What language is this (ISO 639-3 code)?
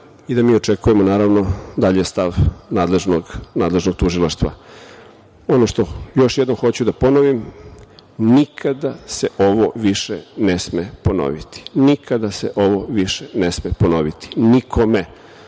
srp